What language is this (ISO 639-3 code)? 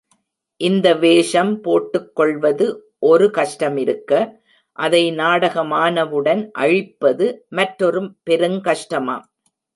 tam